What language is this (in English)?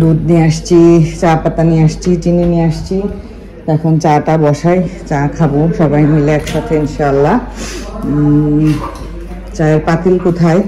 Bangla